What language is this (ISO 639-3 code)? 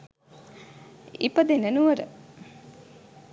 sin